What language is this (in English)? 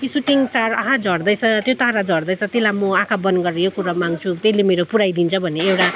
Nepali